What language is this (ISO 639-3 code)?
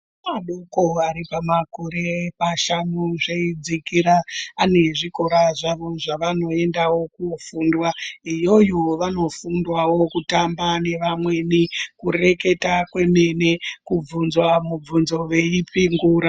ndc